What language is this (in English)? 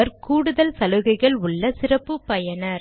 Tamil